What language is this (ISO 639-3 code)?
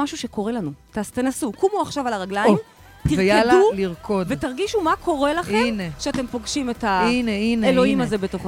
heb